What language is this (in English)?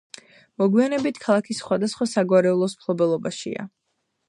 Georgian